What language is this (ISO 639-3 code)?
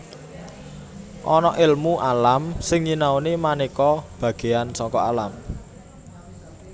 jav